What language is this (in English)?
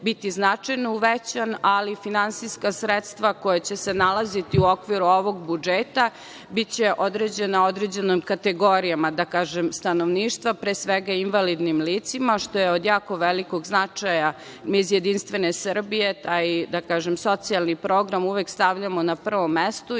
Serbian